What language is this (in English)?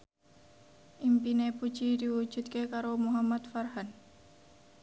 Javanese